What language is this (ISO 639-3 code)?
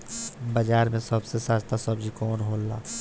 bho